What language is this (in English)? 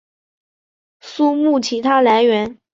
Chinese